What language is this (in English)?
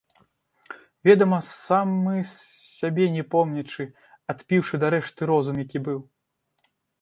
Belarusian